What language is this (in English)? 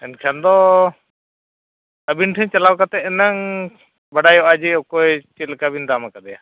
Santali